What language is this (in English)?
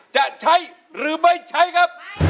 Thai